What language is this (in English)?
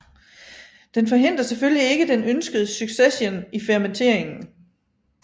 Danish